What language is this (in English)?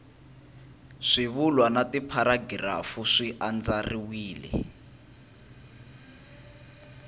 Tsonga